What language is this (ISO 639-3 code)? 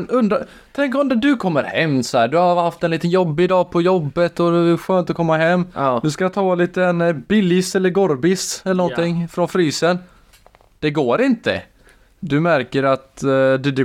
swe